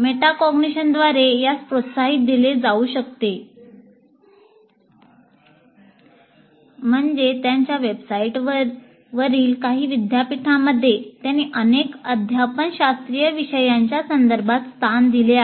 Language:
Marathi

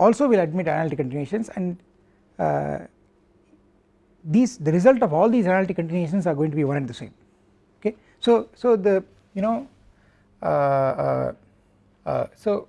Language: English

